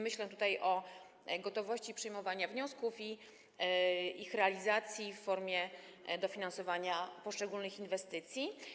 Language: Polish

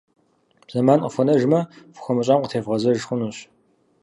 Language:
Kabardian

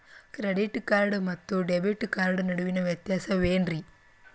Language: Kannada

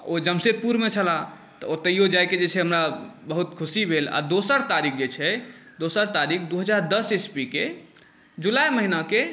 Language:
Maithili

